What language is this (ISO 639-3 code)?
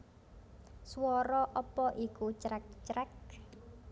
jav